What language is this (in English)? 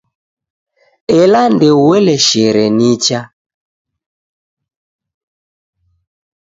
Taita